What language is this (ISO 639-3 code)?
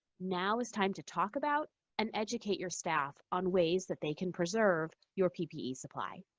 eng